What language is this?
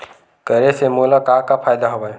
Chhattisgarhi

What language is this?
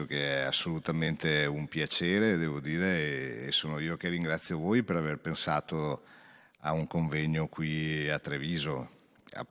Italian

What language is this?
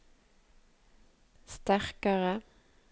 Norwegian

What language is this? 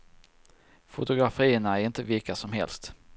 Swedish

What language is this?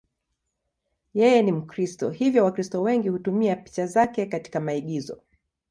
Swahili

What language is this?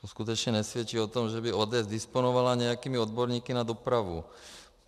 Czech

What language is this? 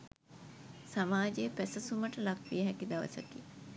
Sinhala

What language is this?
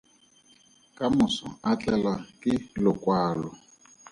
Tswana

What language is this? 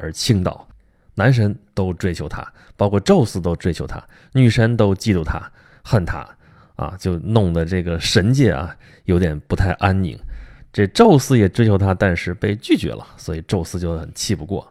Chinese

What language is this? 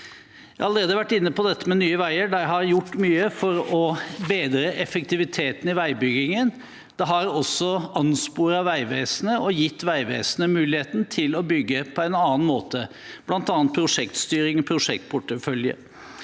Norwegian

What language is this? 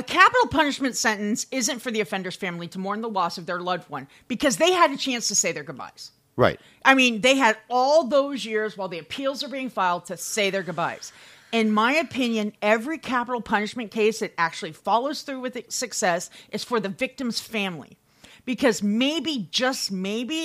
English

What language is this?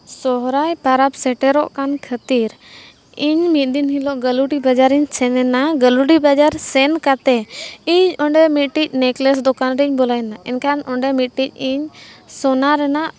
Santali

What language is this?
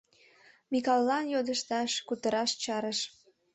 Mari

